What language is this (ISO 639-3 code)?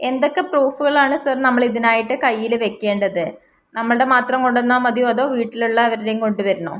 mal